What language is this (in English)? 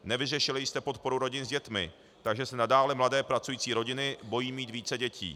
Czech